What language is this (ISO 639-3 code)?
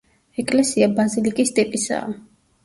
kat